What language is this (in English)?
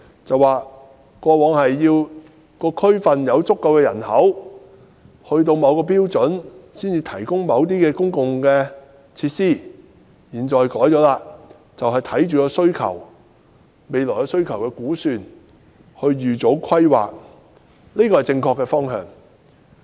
Cantonese